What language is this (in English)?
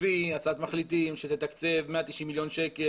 Hebrew